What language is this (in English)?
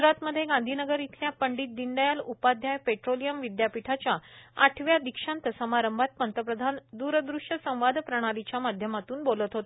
Marathi